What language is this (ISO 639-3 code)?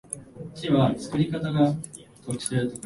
jpn